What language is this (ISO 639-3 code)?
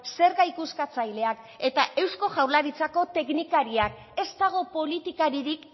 eus